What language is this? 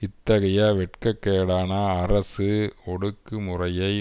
Tamil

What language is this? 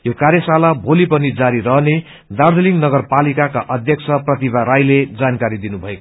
Nepali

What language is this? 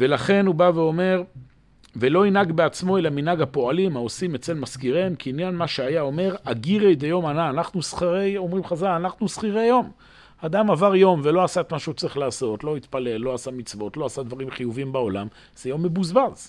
Hebrew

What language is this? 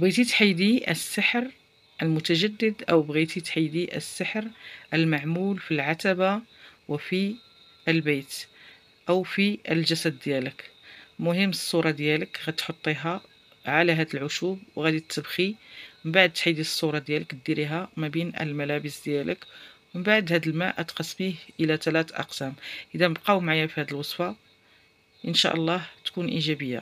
Arabic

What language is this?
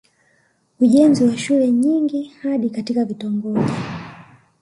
Swahili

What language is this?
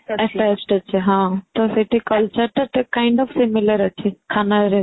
Odia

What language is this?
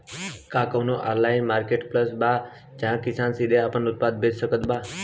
Bhojpuri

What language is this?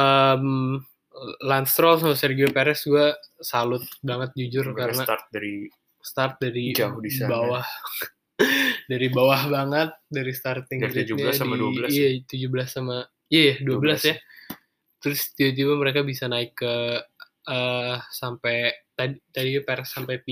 Indonesian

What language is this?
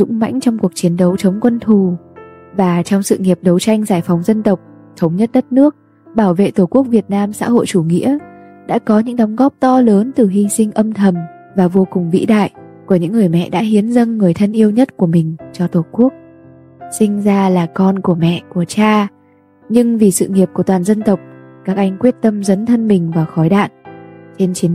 Vietnamese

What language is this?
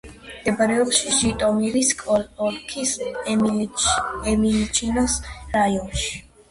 Georgian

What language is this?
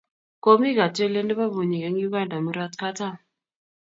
Kalenjin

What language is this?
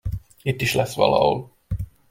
Hungarian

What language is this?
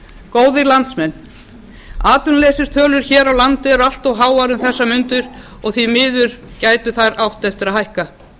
Icelandic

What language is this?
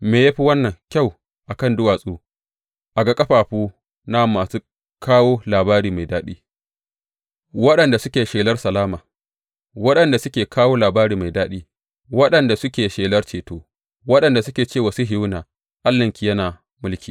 Hausa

